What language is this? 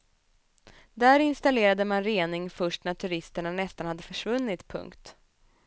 Swedish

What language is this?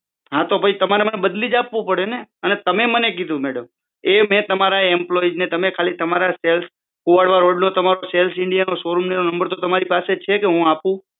Gujarati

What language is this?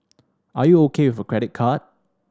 English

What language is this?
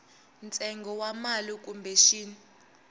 Tsonga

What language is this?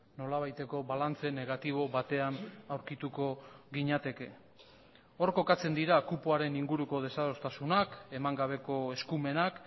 Basque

